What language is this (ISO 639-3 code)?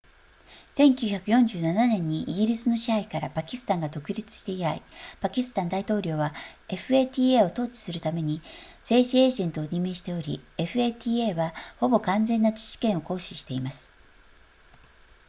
jpn